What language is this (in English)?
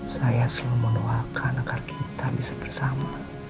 Indonesian